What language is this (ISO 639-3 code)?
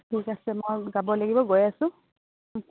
asm